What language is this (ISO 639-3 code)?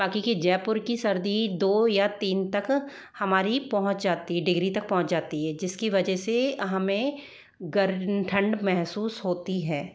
hin